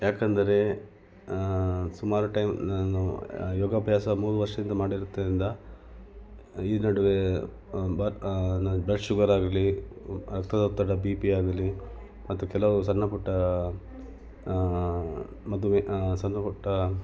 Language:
Kannada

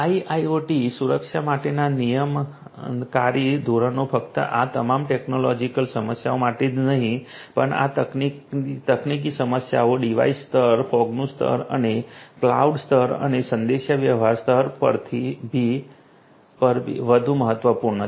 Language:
Gujarati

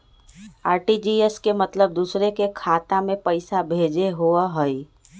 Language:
Magahi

